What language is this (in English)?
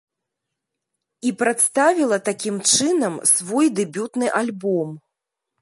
Belarusian